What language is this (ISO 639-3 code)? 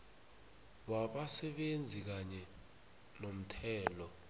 nbl